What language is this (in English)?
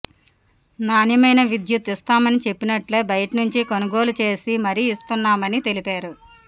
Telugu